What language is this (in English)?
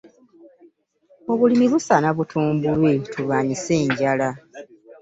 Ganda